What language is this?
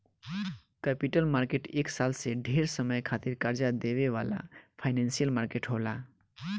Bhojpuri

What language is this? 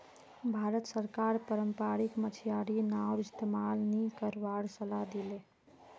Magahi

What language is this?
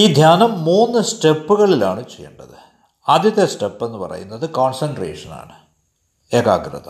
Malayalam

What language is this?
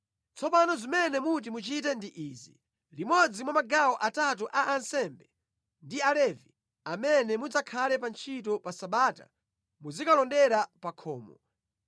Nyanja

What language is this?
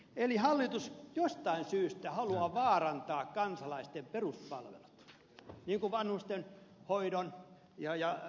Finnish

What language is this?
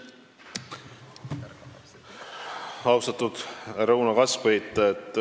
Estonian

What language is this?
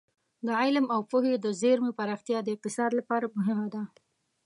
Pashto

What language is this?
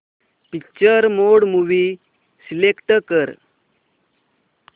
Marathi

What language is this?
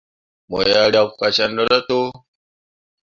Mundang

